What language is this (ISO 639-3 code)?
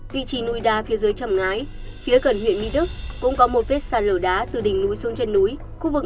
vie